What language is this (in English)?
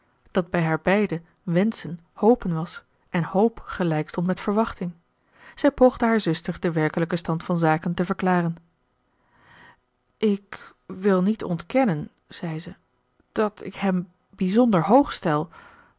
Dutch